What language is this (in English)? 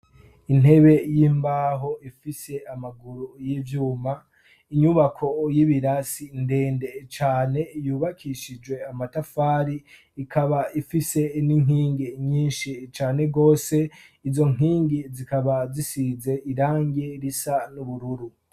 Rundi